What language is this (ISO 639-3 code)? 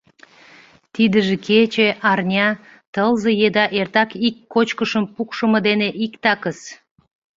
chm